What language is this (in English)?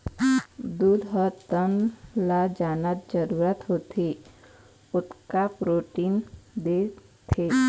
Chhattisgarhi